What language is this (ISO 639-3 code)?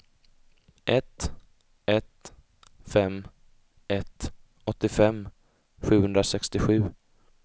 swe